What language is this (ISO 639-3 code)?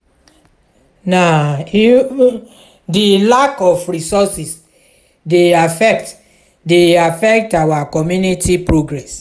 pcm